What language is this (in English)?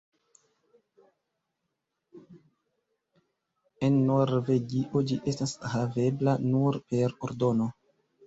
Esperanto